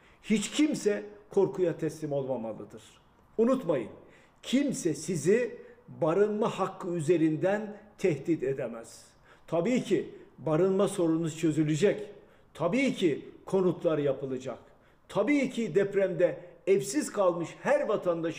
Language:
Turkish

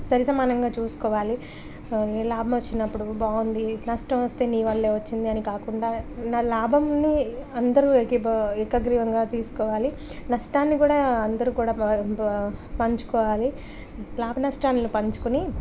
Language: Telugu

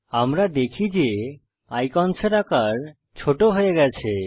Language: Bangla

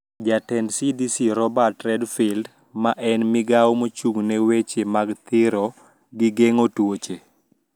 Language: Luo (Kenya and Tanzania)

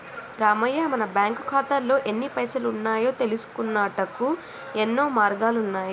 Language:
Telugu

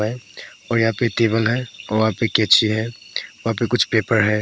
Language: Hindi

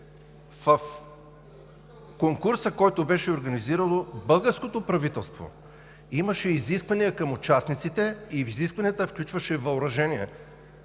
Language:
Bulgarian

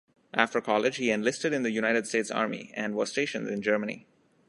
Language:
English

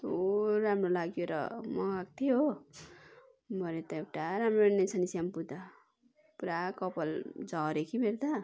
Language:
Nepali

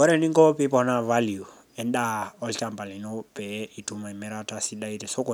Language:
Masai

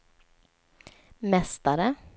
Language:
Swedish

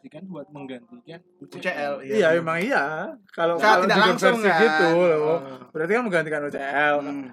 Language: Indonesian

